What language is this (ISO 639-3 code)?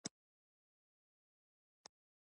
pus